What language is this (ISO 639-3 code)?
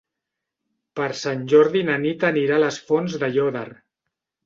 cat